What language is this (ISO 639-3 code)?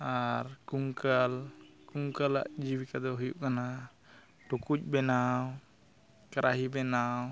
sat